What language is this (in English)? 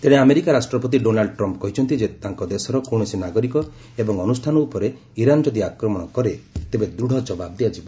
Odia